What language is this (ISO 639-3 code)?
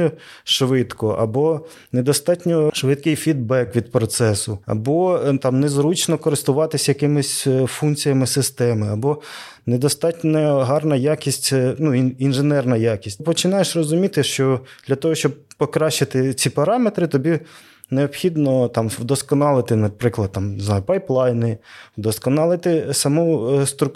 ukr